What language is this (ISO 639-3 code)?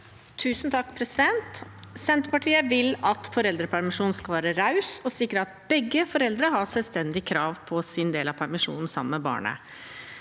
nor